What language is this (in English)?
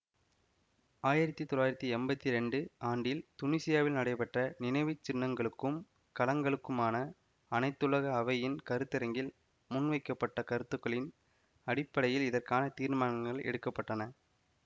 Tamil